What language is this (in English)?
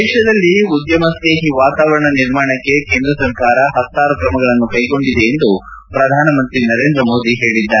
Kannada